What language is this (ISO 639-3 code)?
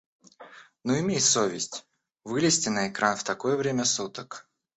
rus